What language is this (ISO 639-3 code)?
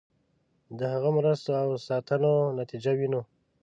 pus